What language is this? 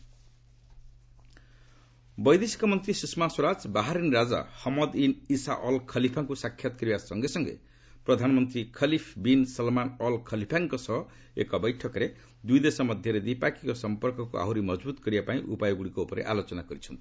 Odia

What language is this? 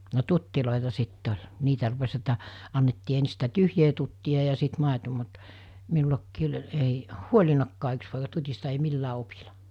Finnish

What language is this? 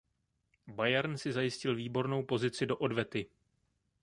Czech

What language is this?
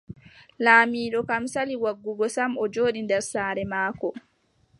Adamawa Fulfulde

